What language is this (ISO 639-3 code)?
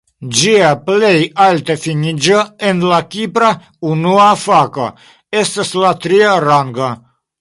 epo